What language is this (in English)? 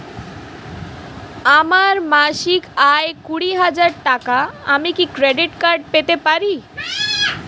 Bangla